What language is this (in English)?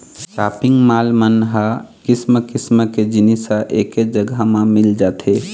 Chhattisgarhi